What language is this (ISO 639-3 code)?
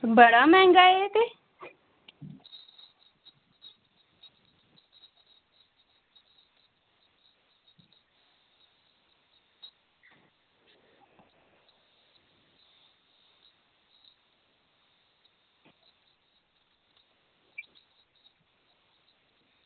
doi